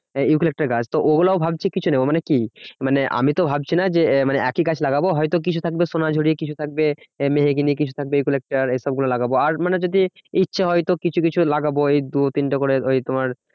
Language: Bangla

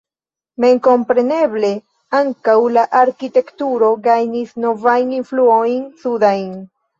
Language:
Esperanto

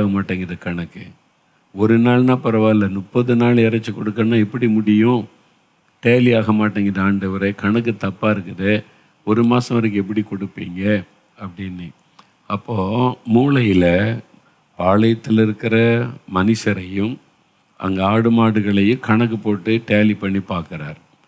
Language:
Tamil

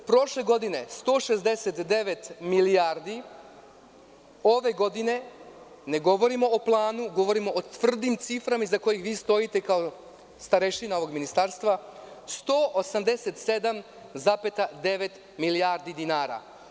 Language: Serbian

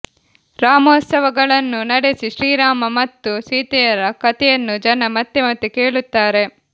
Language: Kannada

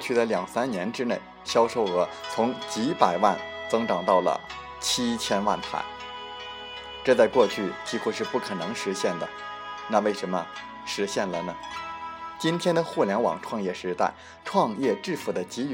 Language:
Chinese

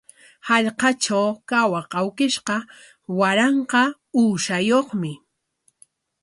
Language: Corongo Ancash Quechua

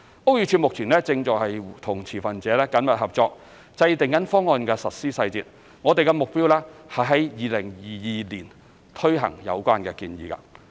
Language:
Cantonese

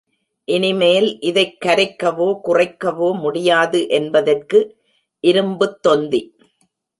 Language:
Tamil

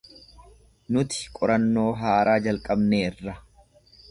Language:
Oromo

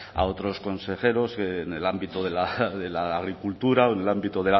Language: Spanish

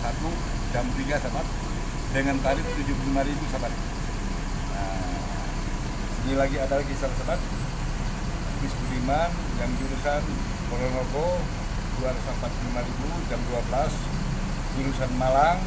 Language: Indonesian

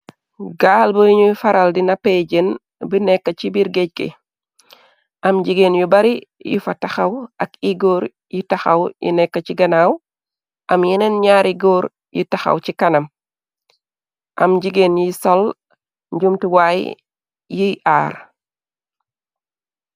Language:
Wolof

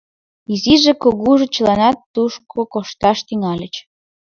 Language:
Mari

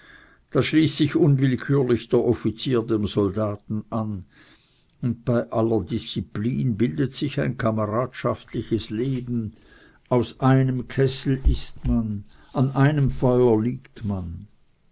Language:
German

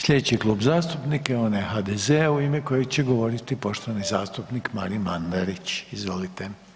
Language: Croatian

